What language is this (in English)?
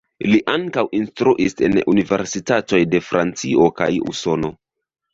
Esperanto